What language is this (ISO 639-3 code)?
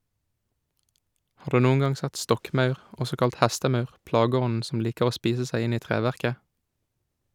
nor